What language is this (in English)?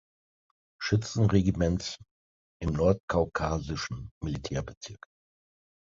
German